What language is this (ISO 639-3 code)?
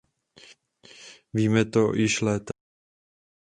ces